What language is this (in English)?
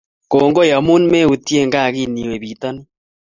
Kalenjin